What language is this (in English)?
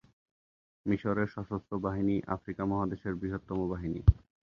Bangla